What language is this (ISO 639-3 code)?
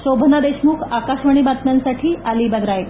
mar